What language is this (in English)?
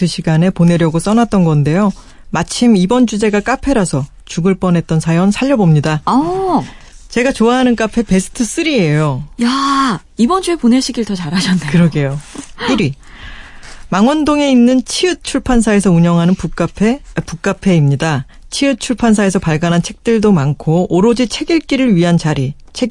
Korean